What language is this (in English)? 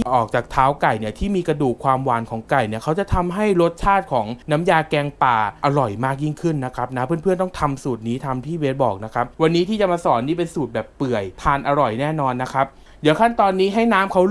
Thai